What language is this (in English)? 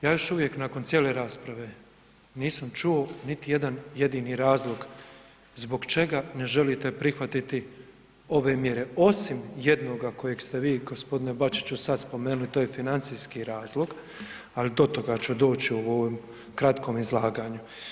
Croatian